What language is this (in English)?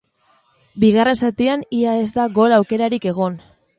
Basque